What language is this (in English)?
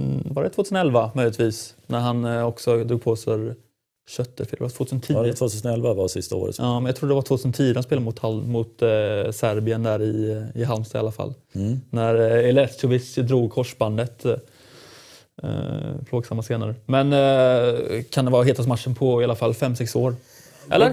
Swedish